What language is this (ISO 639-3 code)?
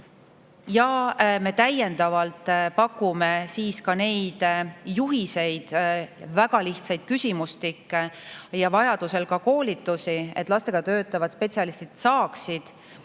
est